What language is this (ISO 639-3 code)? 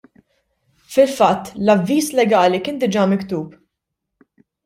mlt